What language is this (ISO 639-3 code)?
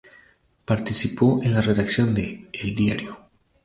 spa